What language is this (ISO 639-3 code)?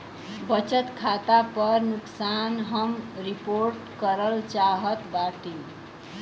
bho